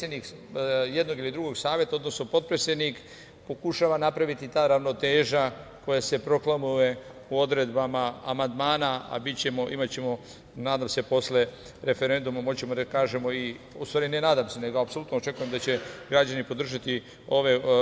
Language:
Serbian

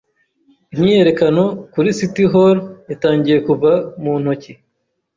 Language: Kinyarwanda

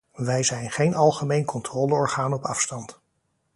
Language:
Dutch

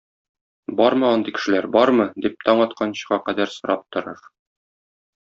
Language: Tatar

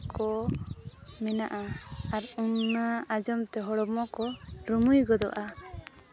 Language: Santali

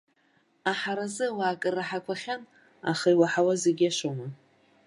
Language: Abkhazian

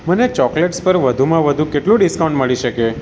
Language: Gujarati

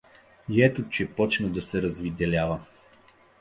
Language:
Bulgarian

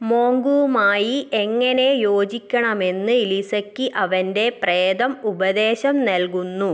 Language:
Malayalam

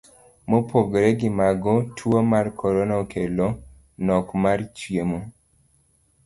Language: Luo (Kenya and Tanzania)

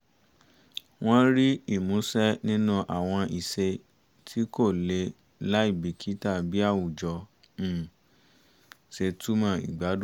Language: Yoruba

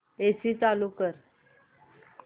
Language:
Marathi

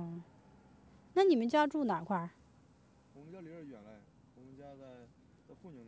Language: Chinese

